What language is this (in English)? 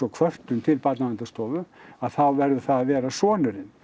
Icelandic